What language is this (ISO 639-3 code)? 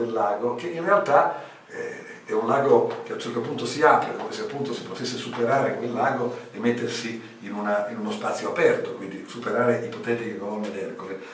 ita